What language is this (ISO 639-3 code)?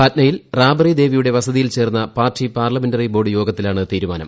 mal